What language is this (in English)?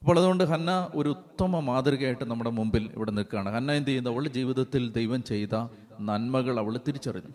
Malayalam